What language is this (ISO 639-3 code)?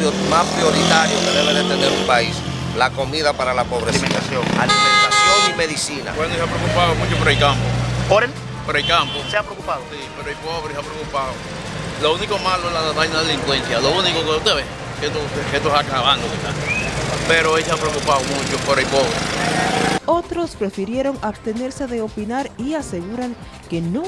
spa